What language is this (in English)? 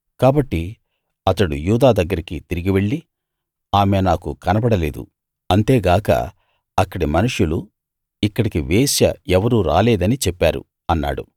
Telugu